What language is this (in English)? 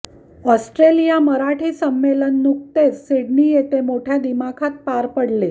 Marathi